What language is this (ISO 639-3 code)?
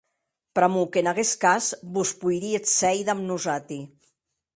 oci